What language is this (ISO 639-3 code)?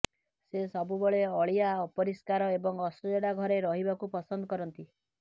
ori